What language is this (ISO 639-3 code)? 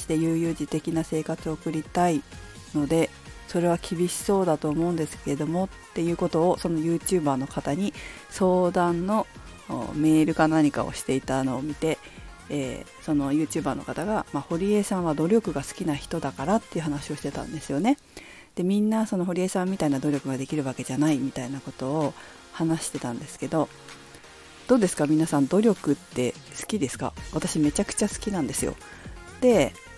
jpn